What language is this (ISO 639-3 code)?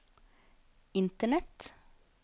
nor